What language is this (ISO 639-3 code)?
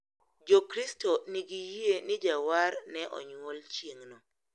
luo